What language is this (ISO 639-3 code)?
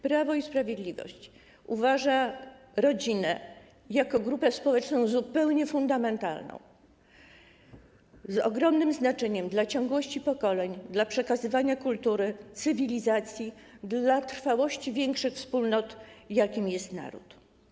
pol